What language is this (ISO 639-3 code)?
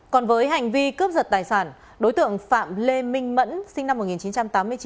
vie